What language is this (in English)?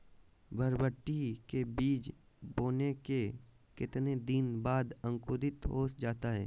Magahi